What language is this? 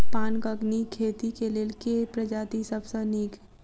Maithili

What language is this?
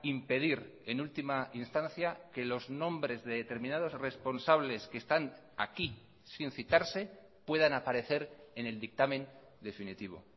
Spanish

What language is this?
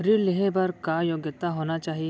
Chhattisgarhi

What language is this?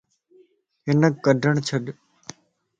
Lasi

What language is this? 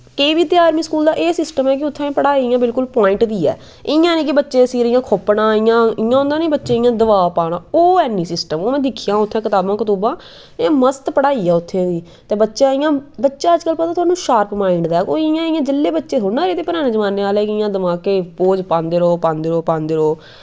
Dogri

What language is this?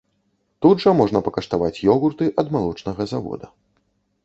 Belarusian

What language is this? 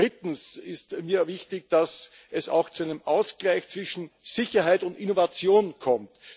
German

